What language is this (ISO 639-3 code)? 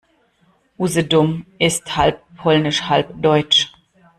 deu